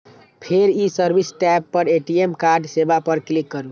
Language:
Maithili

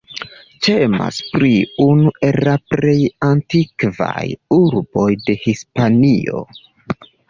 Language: Esperanto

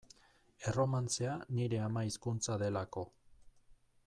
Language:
Basque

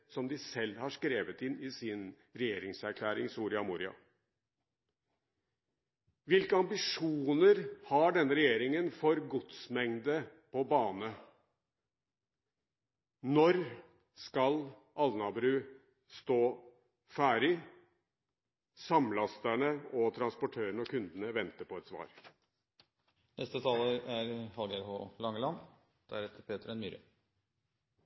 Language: Norwegian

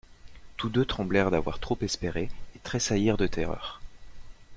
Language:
French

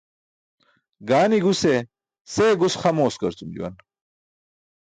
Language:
Burushaski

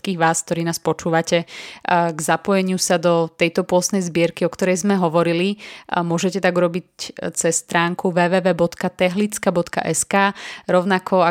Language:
Slovak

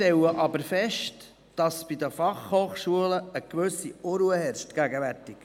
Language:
Swiss German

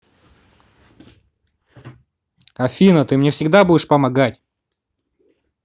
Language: Russian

